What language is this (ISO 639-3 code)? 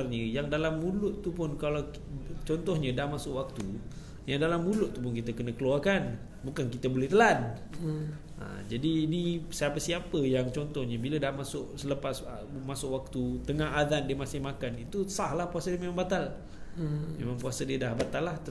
msa